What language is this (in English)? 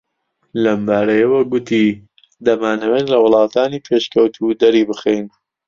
Central Kurdish